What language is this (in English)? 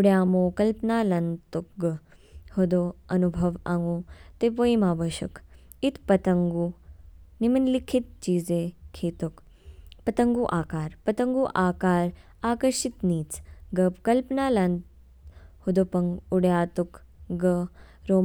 Kinnauri